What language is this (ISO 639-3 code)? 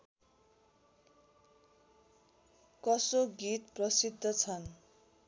nep